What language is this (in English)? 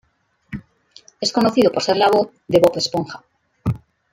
Spanish